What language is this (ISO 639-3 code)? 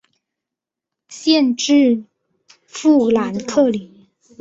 zho